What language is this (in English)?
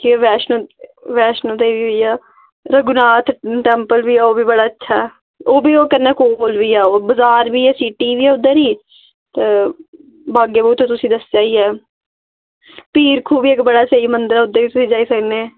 Dogri